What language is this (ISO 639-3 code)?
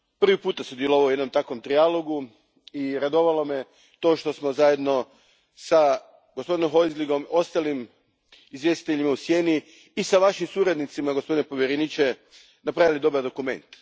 hrv